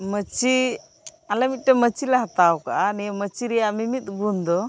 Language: Santali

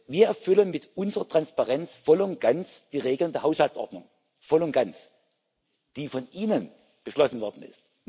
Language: German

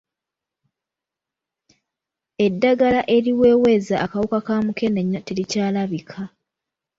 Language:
Ganda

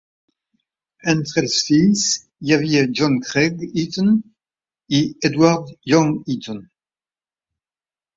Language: Catalan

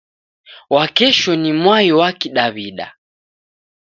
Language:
Taita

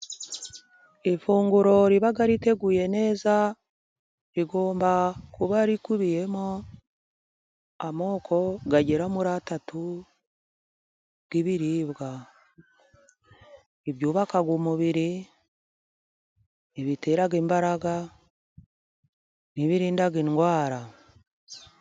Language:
Kinyarwanda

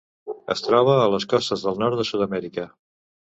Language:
Catalan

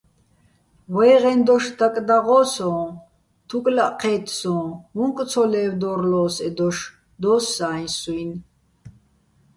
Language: Bats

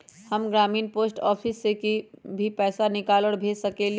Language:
Magahi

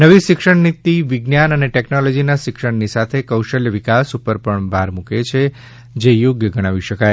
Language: Gujarati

